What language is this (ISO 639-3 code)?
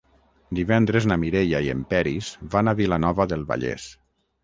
cat